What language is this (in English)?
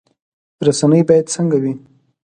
Pashto